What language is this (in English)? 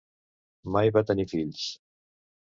Catalan